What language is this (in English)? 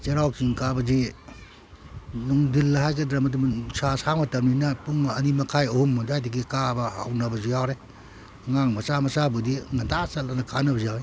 Manipuri